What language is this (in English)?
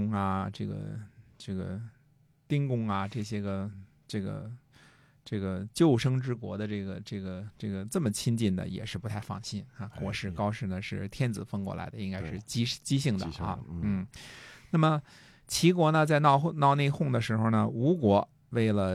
Chinese